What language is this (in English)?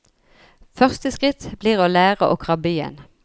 Norwegian